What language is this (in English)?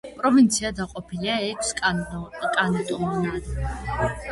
Georgian